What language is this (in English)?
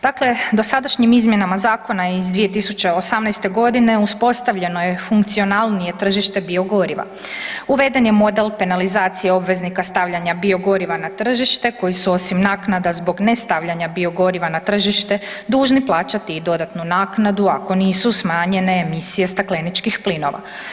Croatian